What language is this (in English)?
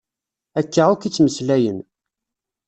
Kabyle